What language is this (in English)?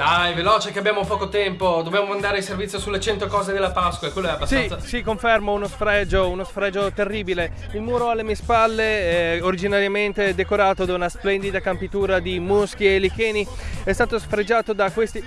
Italian